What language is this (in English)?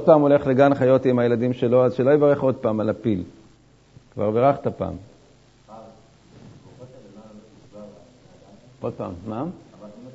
Hebrew